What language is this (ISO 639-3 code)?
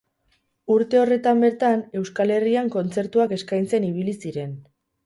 eus